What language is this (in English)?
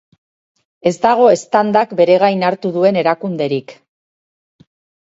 Basque